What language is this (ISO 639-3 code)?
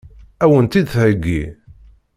kab